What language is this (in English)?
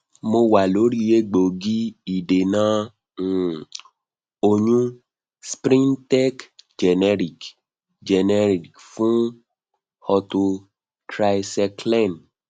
Yoruba